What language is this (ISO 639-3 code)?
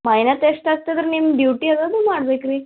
kan